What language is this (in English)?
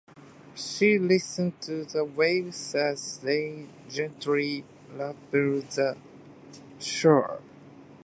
Japanese